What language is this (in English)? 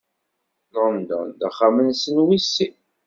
Kabyle